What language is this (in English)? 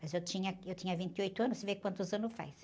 Portuguese